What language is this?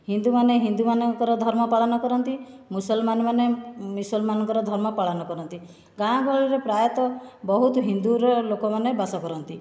Odia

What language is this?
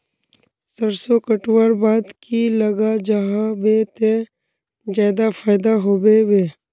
Magahi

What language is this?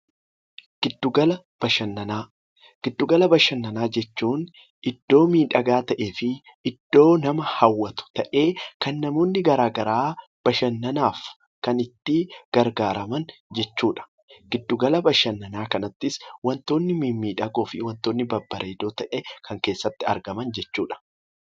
Oromo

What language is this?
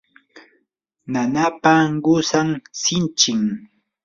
Yanahuanca Pasco Quechua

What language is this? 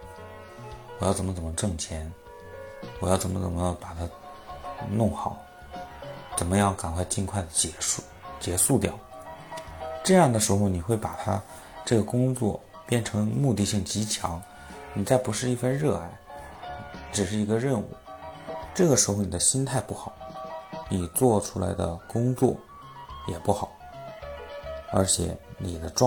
Chinese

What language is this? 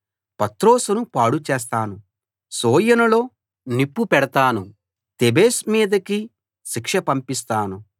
Telugu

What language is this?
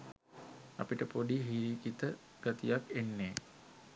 Sinhala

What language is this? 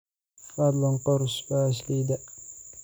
Somali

